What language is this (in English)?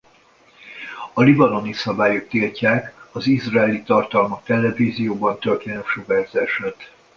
Hungarian